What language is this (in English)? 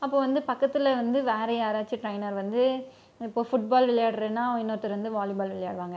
Tamil